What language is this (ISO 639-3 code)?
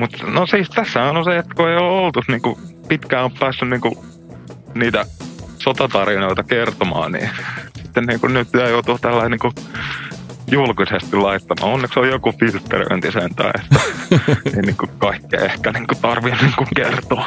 fin